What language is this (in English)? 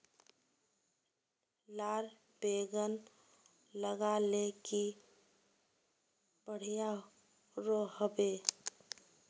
Magahi